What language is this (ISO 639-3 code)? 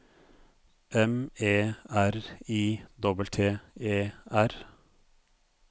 nor